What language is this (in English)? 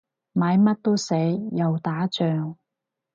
Cantonese